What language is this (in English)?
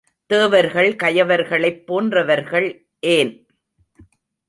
Tamil